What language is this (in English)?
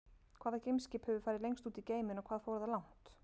Icelandic